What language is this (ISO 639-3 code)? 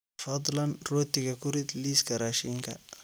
som